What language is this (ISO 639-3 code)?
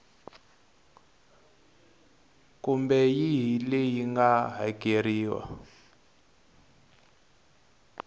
tso